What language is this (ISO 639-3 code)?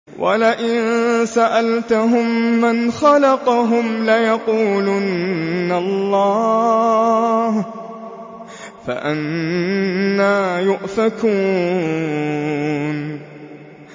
ara